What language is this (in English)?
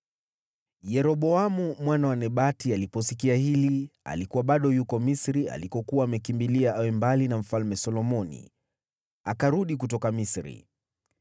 Swahili